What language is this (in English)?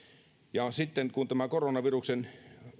Finnish